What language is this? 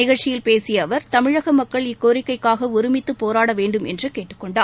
Tamil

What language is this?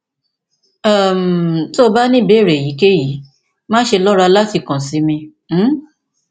Yoruba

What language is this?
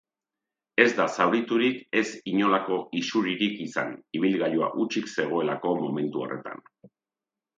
Basque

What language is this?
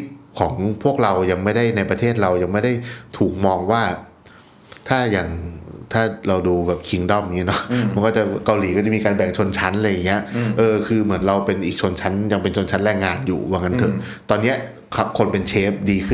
Thai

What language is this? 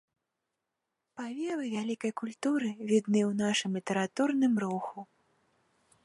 Belarusian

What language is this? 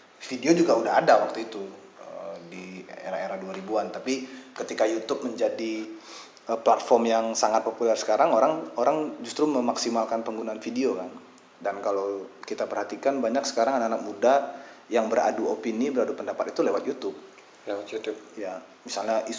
Indonesian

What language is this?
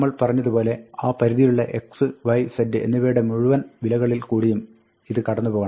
Malayalam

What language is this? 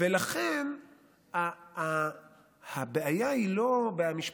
Hebrew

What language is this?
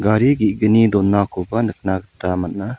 Garo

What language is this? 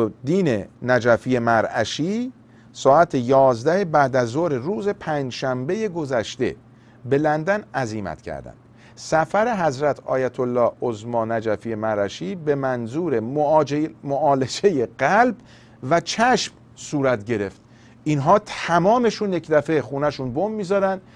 Persian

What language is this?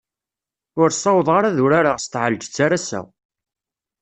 Kabyle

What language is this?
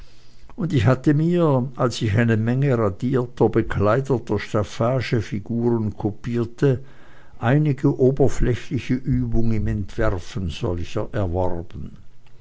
German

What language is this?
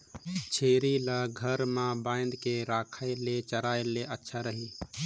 Chhattisgarhi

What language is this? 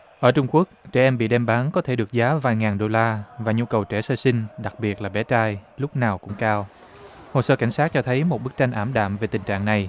Vietnamese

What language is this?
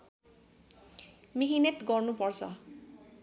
Nepali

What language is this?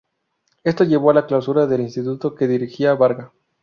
Spanish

